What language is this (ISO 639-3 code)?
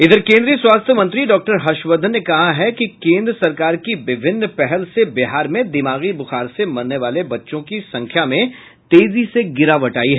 hin